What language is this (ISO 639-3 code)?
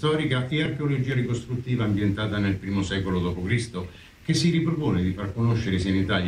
ita